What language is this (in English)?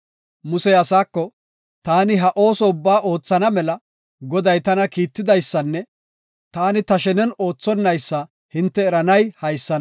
Gofa